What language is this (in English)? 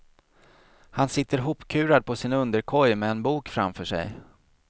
Swedish